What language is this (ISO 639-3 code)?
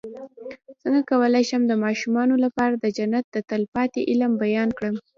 pus